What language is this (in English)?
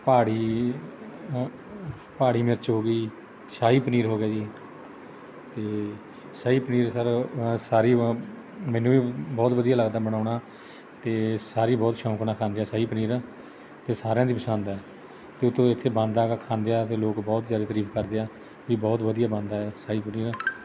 Punjabi